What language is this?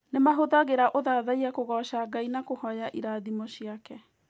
Kikuyu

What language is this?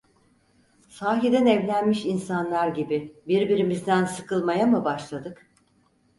Turkish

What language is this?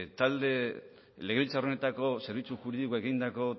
Basque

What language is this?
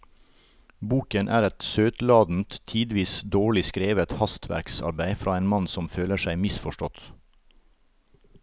Norwegian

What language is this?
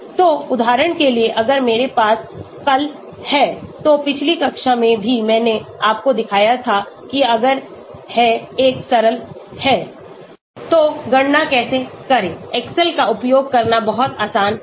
Hindi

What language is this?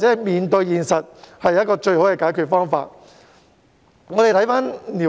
Cantonese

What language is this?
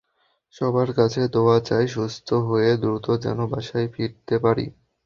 Bangla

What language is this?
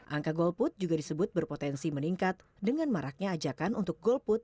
Indonesian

